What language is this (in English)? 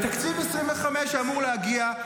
Hebrew